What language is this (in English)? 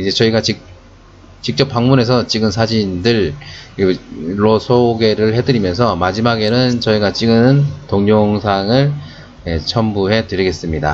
Korean